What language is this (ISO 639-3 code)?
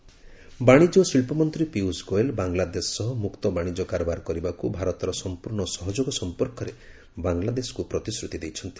ori